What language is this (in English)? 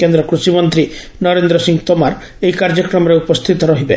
Odia